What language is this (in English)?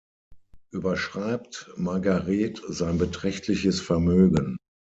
German